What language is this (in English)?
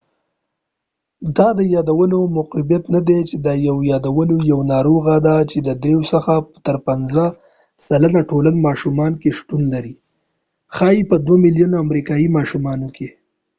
Pashto